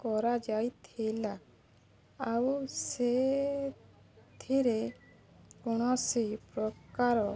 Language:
Odia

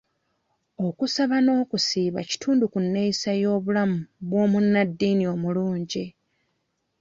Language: Ganda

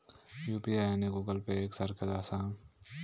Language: Marathi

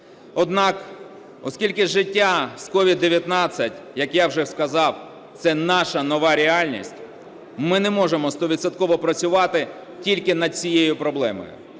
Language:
Ukrainian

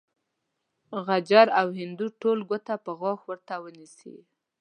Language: Pashto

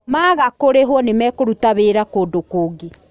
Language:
Kikuyu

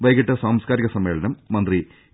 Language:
Malayalam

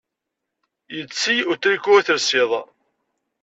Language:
Kabyle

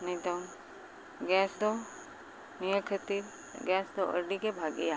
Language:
Santali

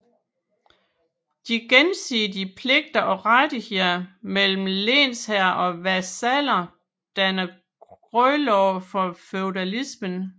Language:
Danish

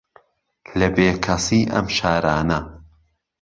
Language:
Central Kurdish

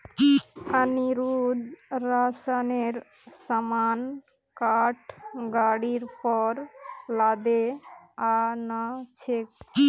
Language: Magahi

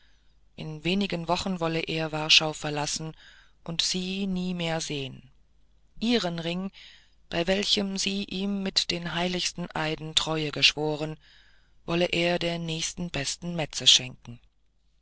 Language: German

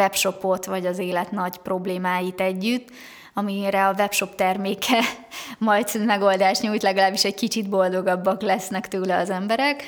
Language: Hungarian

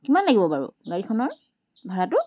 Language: Assamese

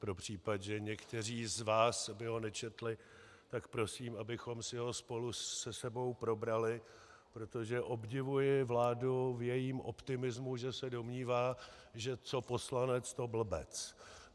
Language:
Czech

